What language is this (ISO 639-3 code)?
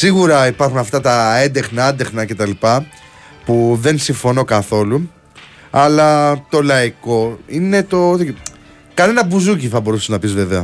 ell